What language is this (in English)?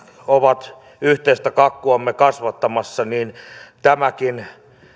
Finnish